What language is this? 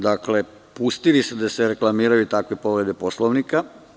Serbian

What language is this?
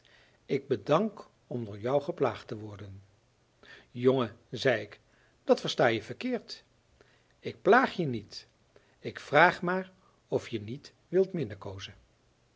Dutch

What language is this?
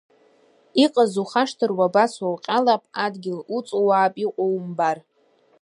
Abkhazian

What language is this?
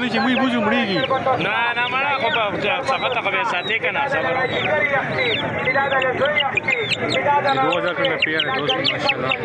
Arabic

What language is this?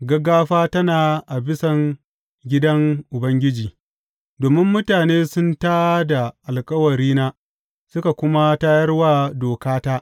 Hausa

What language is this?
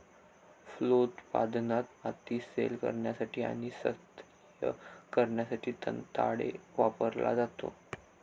Marathi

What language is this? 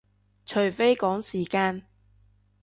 Cantonese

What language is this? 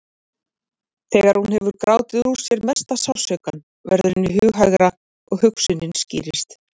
Icelandic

